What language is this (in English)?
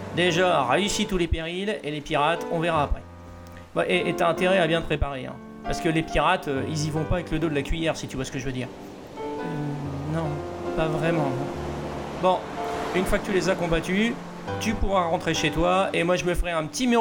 French